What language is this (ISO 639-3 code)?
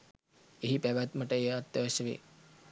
sin